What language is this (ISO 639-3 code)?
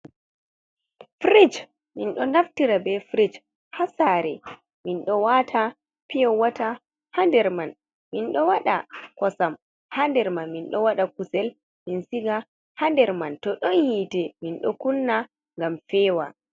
ful